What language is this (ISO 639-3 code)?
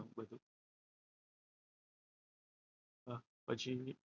guj